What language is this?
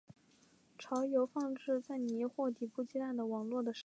Chinese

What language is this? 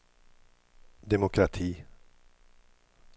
Swedish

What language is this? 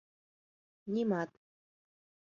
Mari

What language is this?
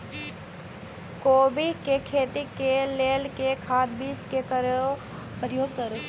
Maithili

